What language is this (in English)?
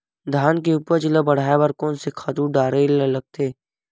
Chhattisgarhi